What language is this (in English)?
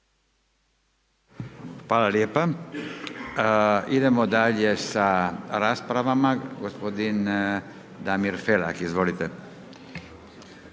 Croatian